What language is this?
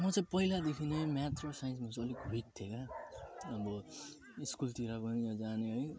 Nepali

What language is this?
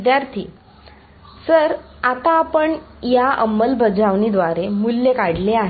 Marathi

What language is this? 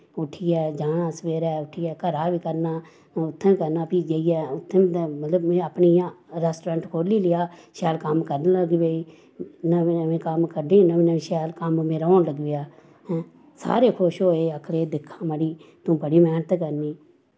Dogri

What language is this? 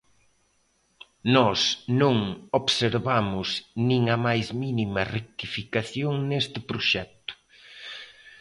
Galician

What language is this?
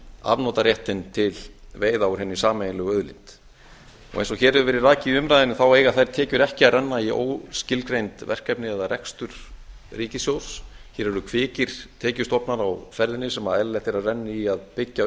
Icelandic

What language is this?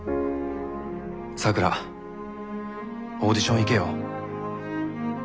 Japanese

